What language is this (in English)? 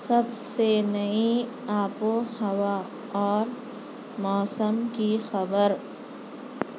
Urdu